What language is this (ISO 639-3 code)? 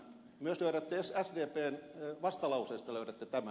fin